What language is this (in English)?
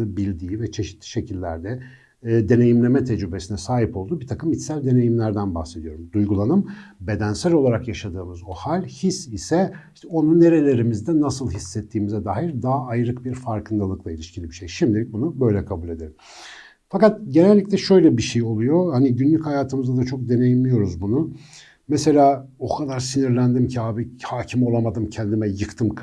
Turkish